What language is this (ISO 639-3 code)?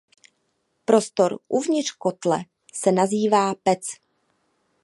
ces